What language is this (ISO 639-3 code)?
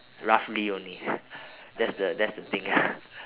eng